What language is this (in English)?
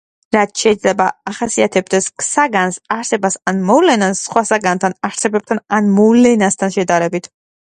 Georgian